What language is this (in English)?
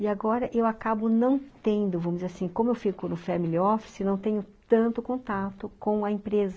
Portuguese